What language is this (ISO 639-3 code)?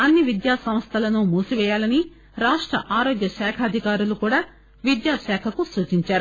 tel